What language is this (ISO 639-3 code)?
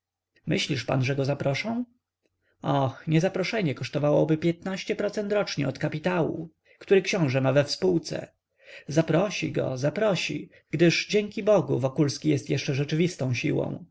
pol